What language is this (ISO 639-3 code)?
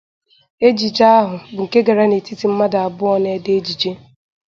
ibo